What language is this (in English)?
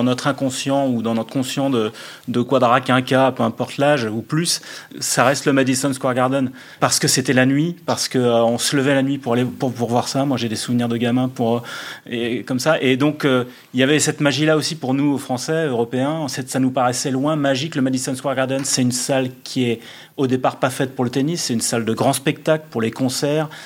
French